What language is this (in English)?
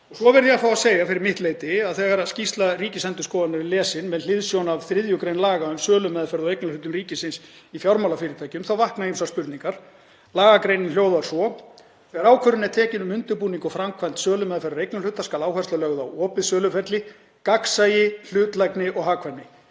Icelandic